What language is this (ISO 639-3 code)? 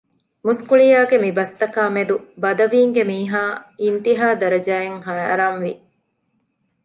div